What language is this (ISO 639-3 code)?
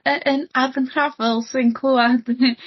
cym